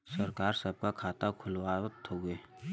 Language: Bhojpuri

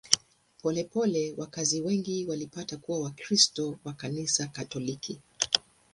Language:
Swahili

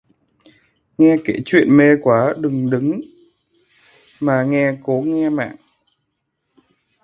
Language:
Vietnamese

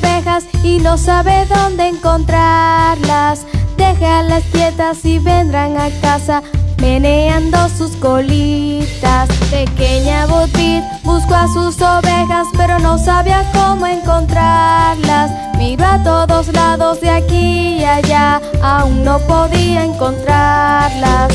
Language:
Spanish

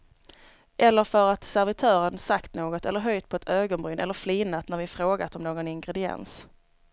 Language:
Swedish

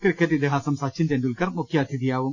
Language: Malayalam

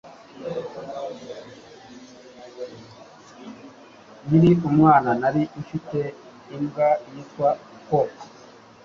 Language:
Kinyarwanda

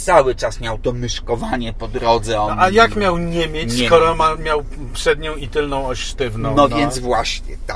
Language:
Polish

